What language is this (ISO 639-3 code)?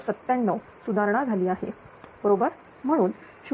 mar